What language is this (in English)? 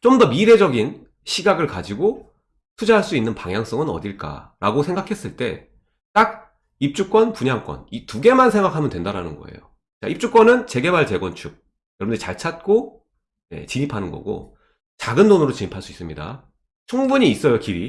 Korean